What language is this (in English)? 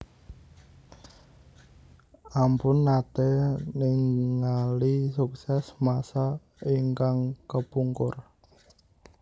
Javanese